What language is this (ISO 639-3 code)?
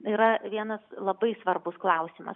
lit